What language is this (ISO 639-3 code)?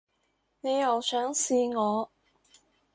yue